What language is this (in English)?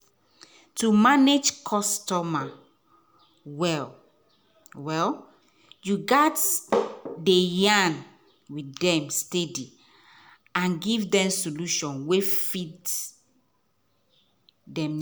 Nigerian Pidgin